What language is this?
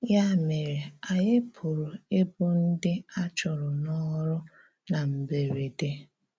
Igbo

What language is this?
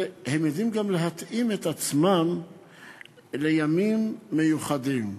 Hebrew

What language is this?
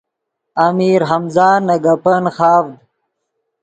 Yidgha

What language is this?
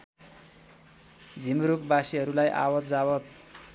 Nepali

